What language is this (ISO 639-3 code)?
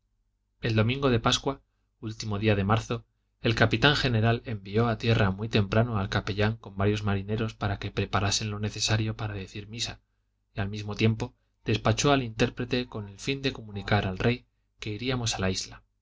spa